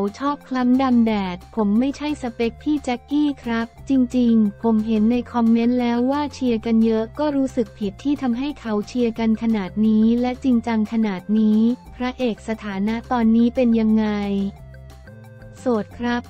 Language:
Thai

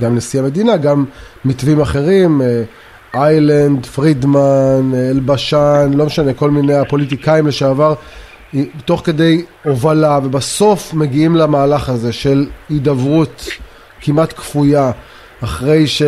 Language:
Hebrew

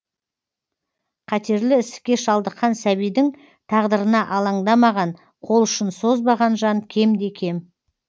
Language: Kazakh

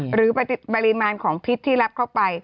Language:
Thai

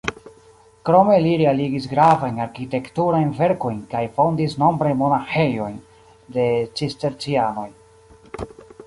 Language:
Esperanto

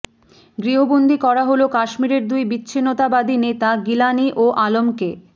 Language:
Bangla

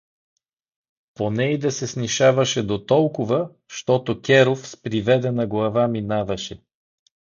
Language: Bulgarian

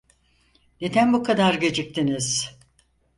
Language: Turkish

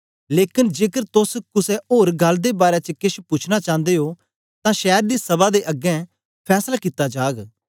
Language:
Dogri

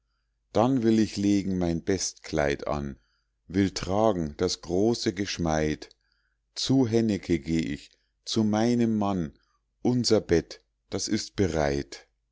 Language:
German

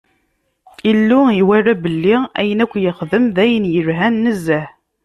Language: Kabyle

